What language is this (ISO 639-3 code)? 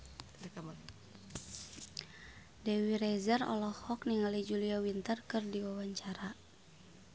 sun